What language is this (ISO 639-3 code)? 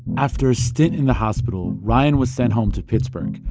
eng